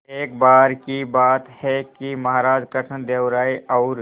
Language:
Hindi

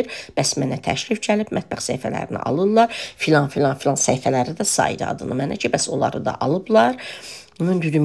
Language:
Turkish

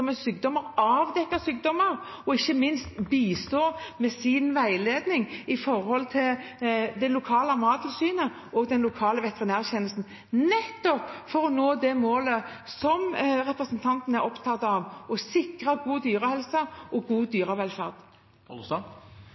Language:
Norwegian Bokmål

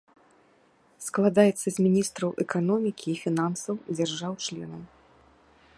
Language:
Belarusian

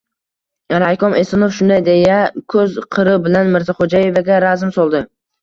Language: Uzbek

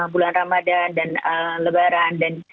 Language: Indonesian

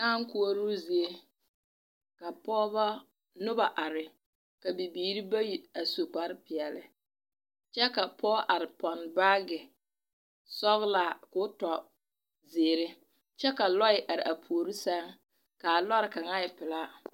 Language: Southern Dagaare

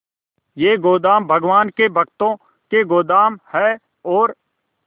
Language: Hindi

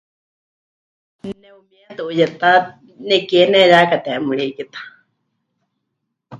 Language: Huichol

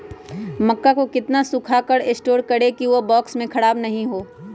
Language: Magahi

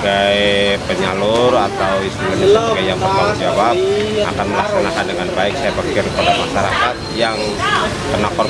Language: Indonesian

